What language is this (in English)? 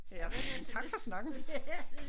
Danish